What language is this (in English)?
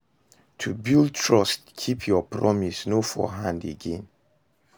Nigerian Pidgin